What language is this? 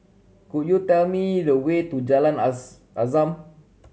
English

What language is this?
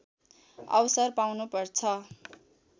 Nepali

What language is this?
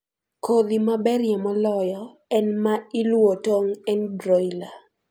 Luo (Kenya and Tanzania)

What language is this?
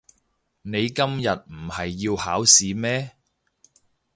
Cantonese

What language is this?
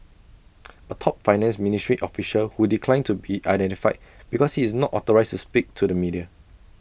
English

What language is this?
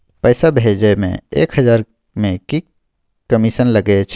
Maithili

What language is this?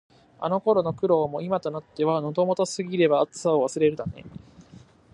Japanese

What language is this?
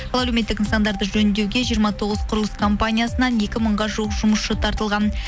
Kazakh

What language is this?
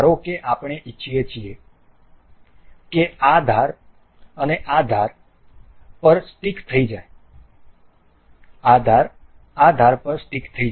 Gujarati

